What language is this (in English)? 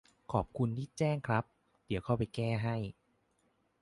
Thai